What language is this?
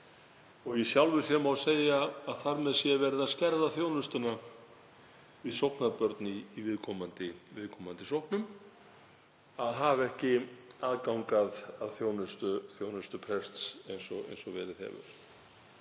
Icelandic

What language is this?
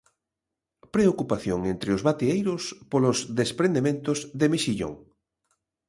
Galician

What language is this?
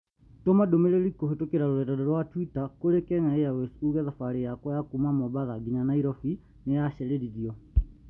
Kikuyu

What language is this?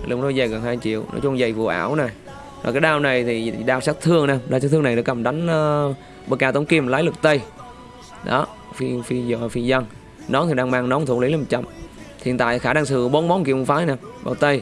Vietnamese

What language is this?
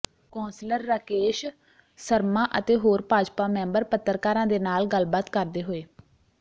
Punjabi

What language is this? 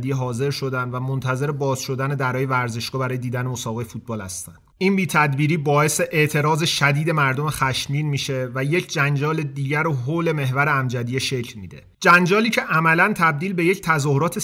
Persian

